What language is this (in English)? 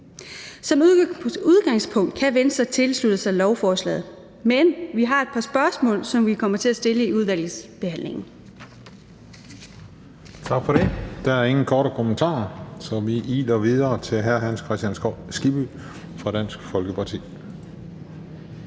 Danish